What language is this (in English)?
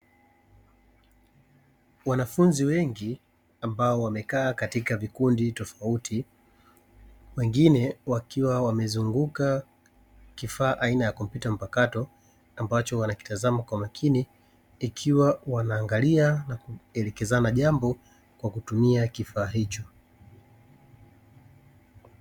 Swahili